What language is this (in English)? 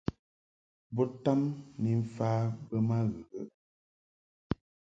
Mungaka